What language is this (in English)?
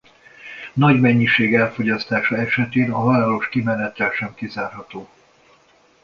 Hungarian